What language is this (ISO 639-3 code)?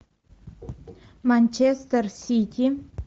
rus